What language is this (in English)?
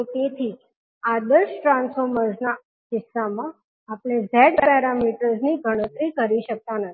Gujarati